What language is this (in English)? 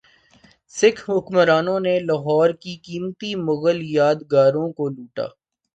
Urdu